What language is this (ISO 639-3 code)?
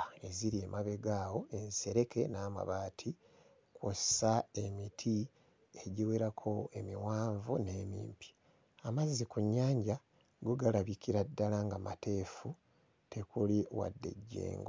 lug